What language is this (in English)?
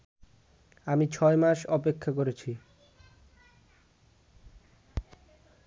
Bangla